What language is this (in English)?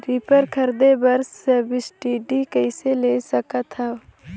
Chhattisgarhi